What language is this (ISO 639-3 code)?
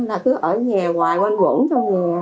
vie